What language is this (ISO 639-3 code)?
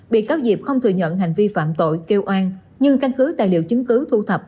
vie